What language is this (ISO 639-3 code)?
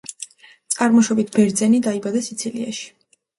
kat